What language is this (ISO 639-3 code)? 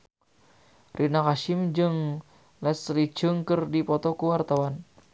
sun